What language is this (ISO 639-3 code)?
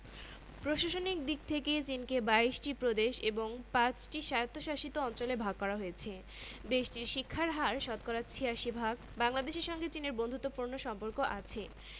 ben